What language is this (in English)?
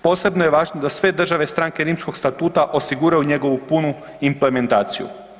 Croatian